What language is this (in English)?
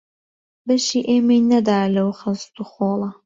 Central Kurdish